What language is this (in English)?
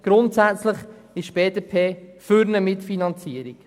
Swiss German